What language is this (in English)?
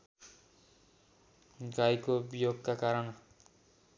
Nepali